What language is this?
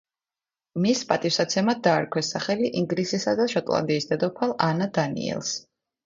Georgian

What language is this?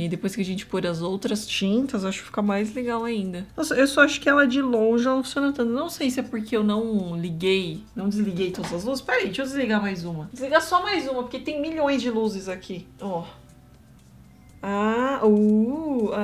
Portuguese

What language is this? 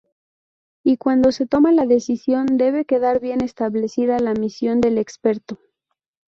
Spanish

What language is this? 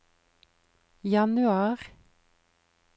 Norwegian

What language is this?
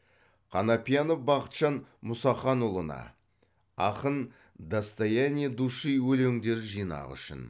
Kazakh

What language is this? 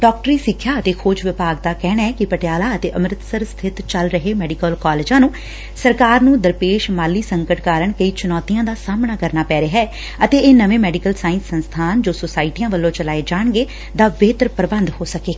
Punjabi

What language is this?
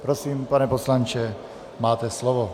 Czech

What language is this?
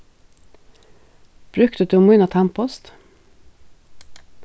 Faroese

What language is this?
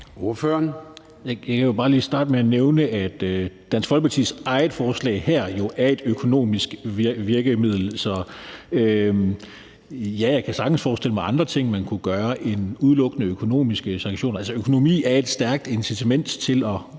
Danish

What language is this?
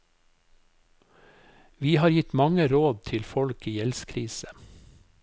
Norwegian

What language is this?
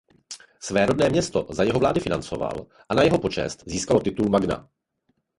Czech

